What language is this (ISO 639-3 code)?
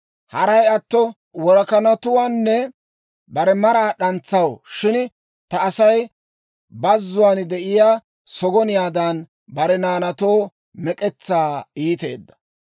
dwr